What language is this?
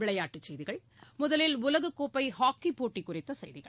Tamil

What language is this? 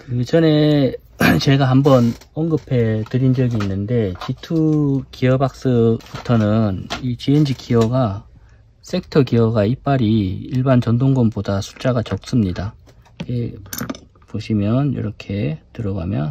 Korean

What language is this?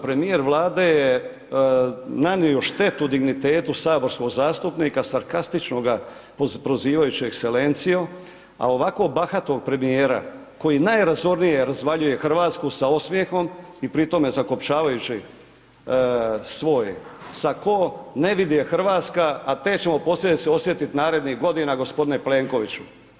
Croatian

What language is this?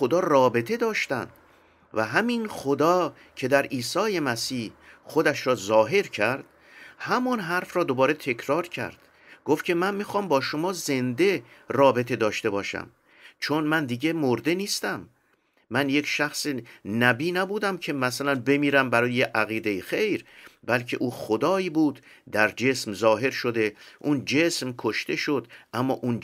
Persian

